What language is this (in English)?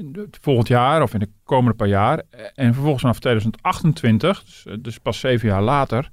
Dutch